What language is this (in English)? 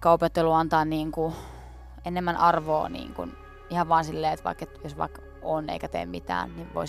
Finnish